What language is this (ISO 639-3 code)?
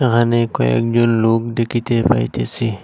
ben